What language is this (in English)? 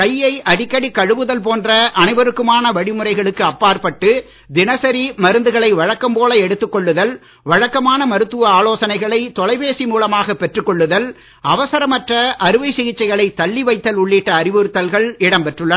Tamil